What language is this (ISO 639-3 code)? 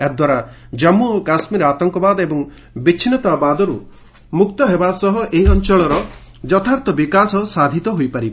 ori